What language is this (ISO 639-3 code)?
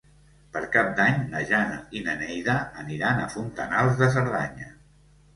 cat